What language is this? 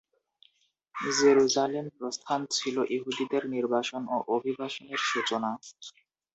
Bangla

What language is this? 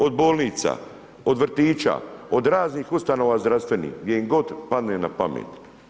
Croatian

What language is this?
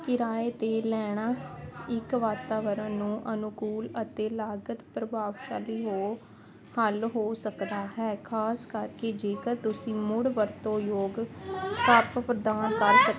Punjabi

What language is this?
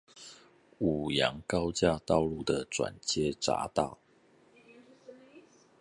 Chinese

